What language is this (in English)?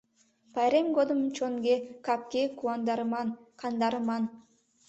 Mari